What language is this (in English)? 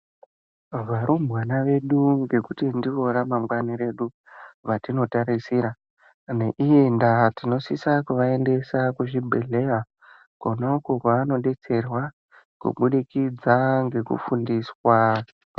Ndau